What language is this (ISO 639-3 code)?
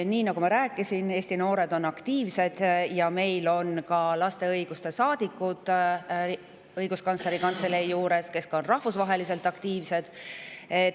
est